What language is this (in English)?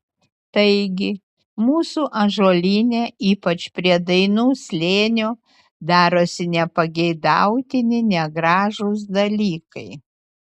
Lithuanian